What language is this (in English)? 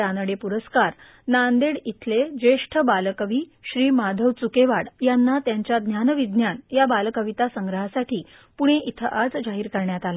Marathi